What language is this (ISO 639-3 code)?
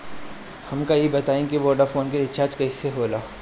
bho